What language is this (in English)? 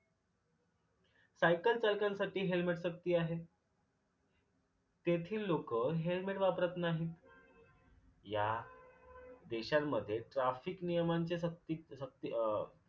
Marathi